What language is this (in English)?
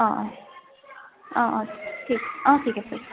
Assamese